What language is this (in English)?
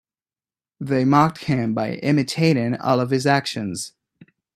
English